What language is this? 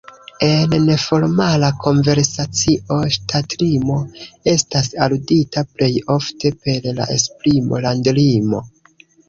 Esperanto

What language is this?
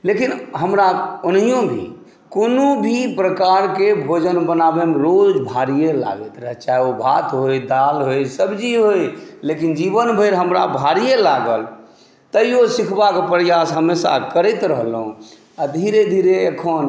Maithili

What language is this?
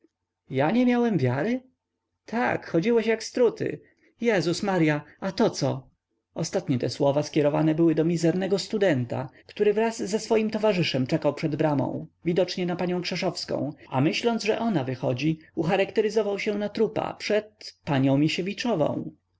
Polish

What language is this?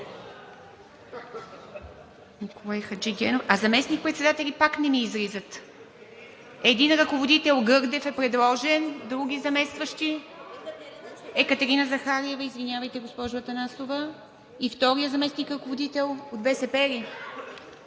Bulgarian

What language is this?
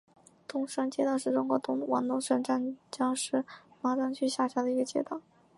Chinese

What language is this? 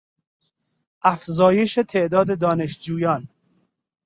Persian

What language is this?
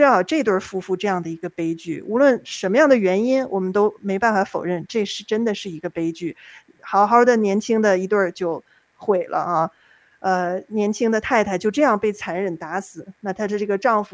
Chinese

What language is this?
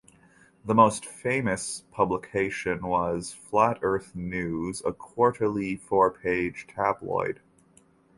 English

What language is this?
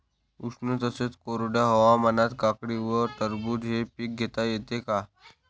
Marathi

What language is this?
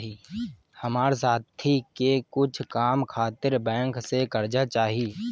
Bhojpuri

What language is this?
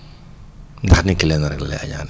Wolof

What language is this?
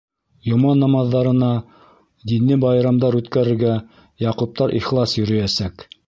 Bashkir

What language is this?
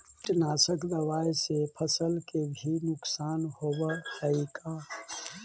Magahi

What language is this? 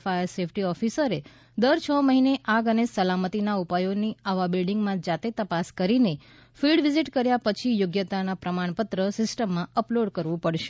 Gujarati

